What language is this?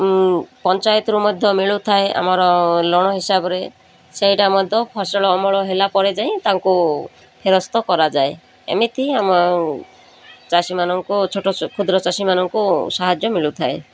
Odia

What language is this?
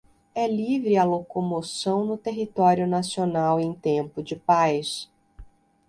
Portuguese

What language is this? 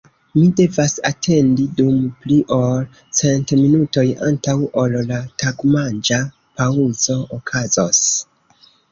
Esperanto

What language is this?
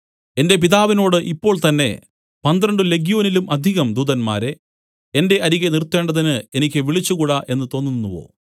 Malayalam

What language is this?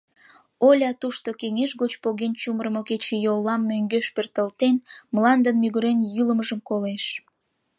Mari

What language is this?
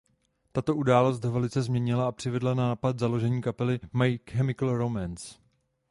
Czech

